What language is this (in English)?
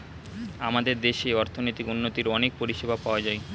Bangla